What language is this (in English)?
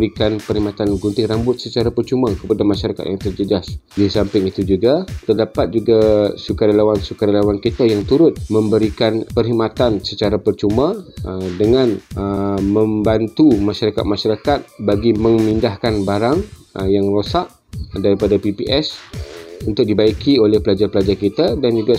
Malay